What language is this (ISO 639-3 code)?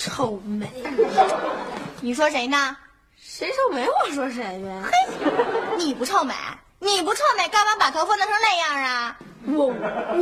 zho